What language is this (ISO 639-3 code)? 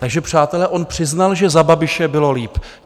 ces